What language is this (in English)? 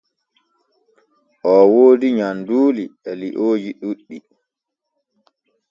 Borgu Fulfulde